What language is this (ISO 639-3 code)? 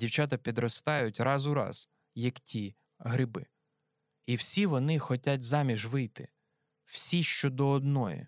ukr